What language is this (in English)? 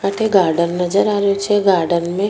Rajasthani